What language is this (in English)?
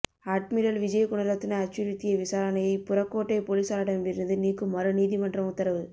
Tamil